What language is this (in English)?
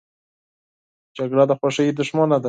Pashto